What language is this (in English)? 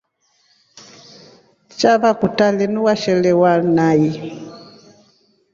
Rombo